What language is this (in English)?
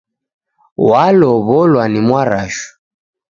Taita